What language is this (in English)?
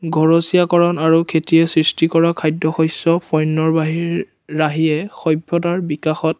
Assamese